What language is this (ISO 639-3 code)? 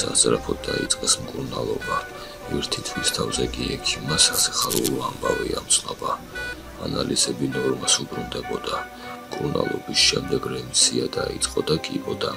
ron